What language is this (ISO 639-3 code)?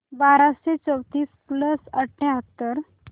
mar